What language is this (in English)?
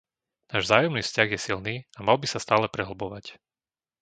Slovak